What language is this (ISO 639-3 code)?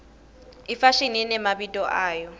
ssw